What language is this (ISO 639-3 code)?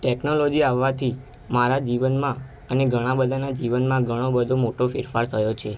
guj